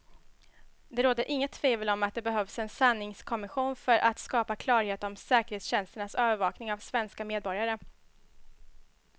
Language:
Swedish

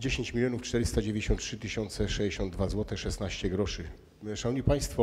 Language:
Polish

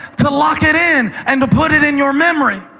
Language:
English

